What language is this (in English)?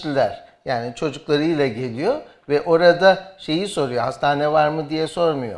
Turkish